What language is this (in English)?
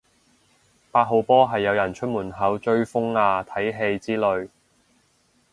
Cantonese